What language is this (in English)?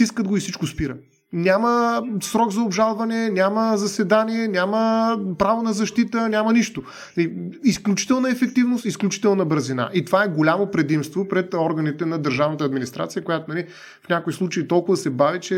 Bulgarian